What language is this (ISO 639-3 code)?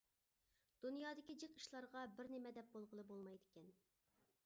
uig